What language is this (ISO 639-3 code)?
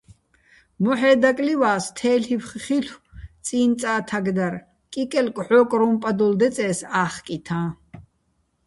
bbl